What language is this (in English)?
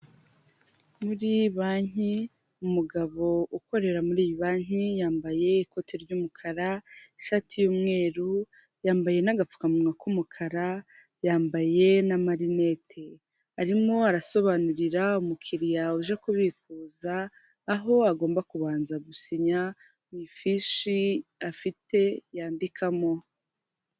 Kinyarwanda